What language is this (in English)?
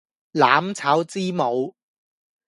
Cantonese